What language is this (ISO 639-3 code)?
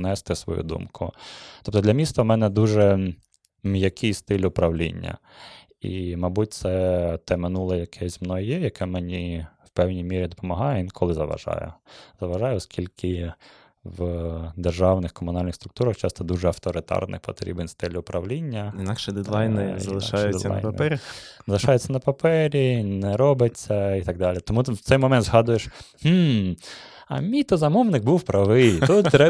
ukr